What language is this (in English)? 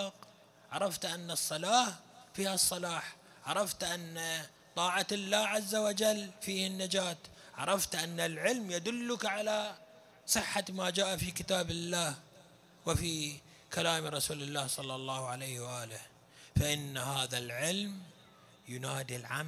Arabic